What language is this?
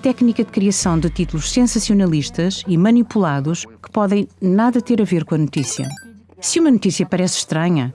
Portuguese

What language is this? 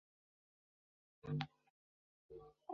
Chinese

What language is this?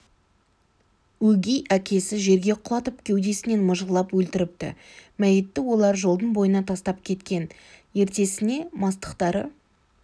Kazakh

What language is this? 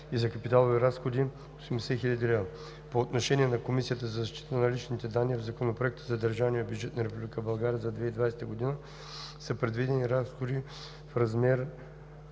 Bulgarian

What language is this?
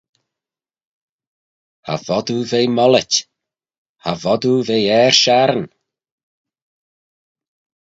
Manx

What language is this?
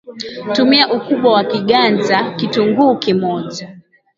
Swahili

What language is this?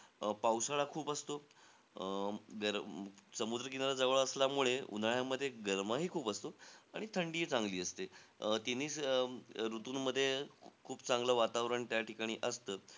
Marathi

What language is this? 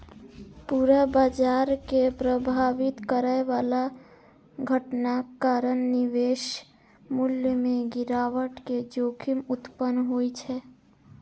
Maithili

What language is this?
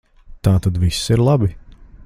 Latvian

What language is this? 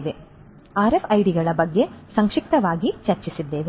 Kannada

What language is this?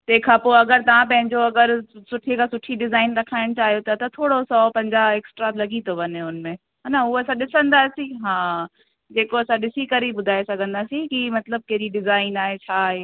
Sindhi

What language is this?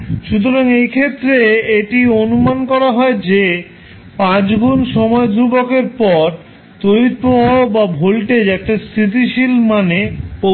Bangla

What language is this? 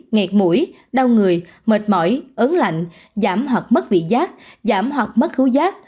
Vietnamese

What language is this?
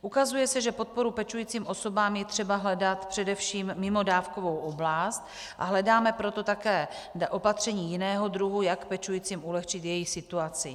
Czech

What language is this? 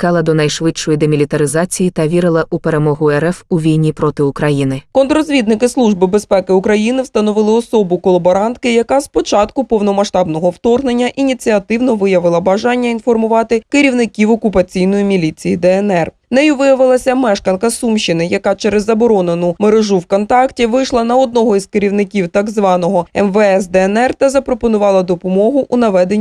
Ukrainian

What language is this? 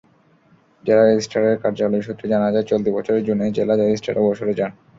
Bangla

